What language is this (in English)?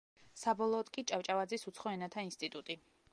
Georgian